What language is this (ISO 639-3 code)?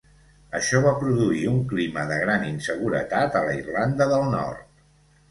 cat